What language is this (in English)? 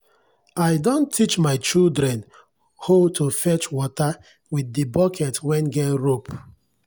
Nigerian Pidgin